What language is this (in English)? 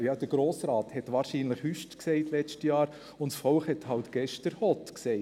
Swiss German